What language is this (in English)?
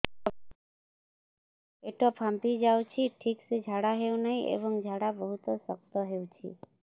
Odia